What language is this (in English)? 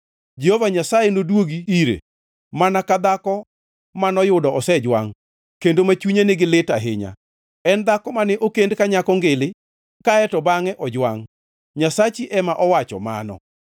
Luo (Kenya and Tanzania)